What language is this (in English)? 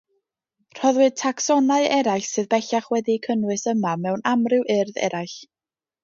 Welsh